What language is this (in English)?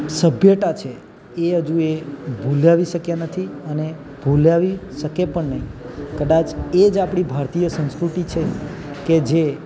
Gujarati